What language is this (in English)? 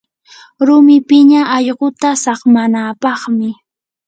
Yanahuanca Pasco Quechua